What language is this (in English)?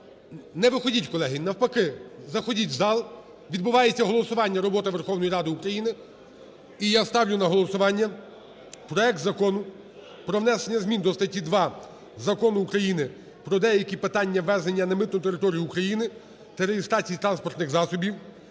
Ukrainian